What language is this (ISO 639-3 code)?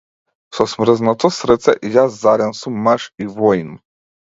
mkd